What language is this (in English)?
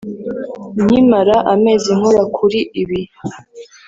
Kinyarwanda